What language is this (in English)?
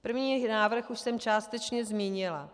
Czech